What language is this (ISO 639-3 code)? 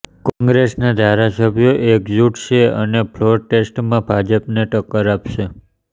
guj